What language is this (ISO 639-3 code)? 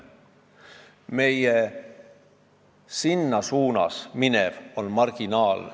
est